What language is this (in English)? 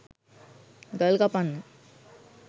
Sinhala